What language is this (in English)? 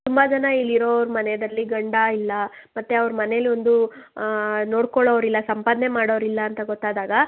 Kannada